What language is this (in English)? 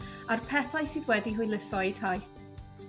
Welsh